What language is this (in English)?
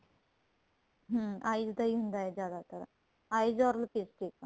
Punjabi